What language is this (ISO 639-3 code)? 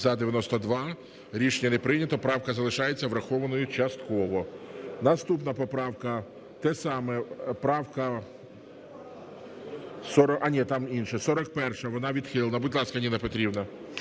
ukr